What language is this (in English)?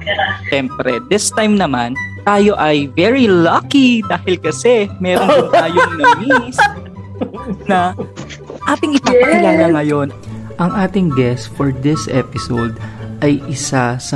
Filipino